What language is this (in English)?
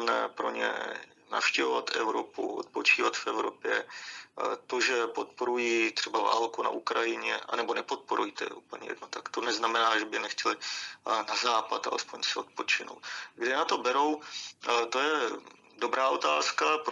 Czech